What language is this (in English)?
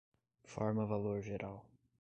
Portuguese